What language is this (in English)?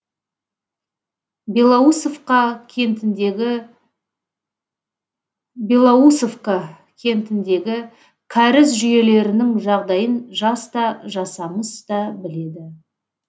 Kazakh